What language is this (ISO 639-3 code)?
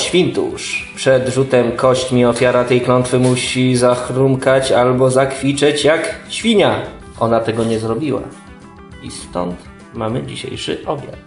pol